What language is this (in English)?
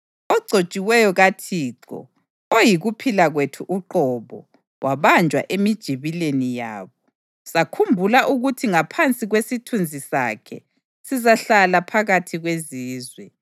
North Ndebele